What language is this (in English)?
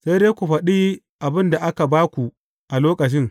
Hausa